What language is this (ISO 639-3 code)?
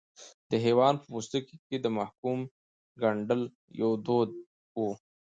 pus